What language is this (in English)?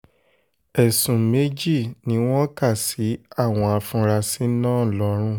Yoruba